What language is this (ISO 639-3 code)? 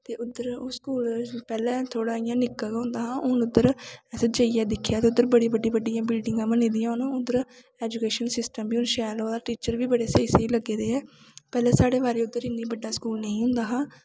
doi